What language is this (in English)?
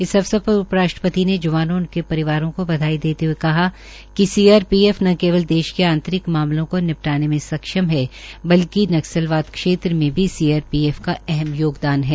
Hindi